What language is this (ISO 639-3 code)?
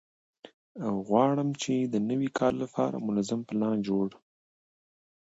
pus